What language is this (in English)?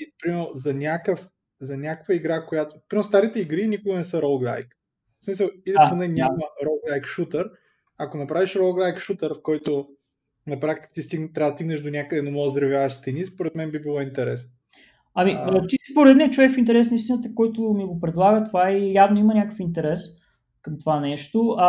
Bulgarian